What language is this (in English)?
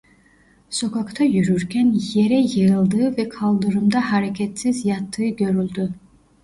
Turkish